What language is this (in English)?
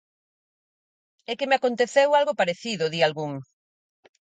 Galician